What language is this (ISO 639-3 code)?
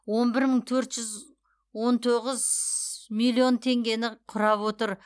kaz